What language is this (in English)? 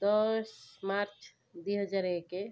Odia